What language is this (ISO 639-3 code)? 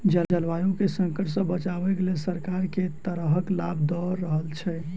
mai